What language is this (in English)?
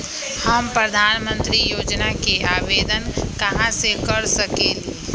Magahi